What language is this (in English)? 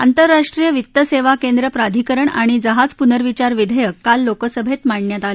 Marathi